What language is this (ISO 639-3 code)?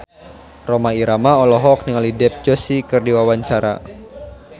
sun